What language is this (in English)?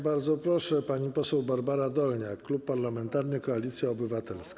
Polish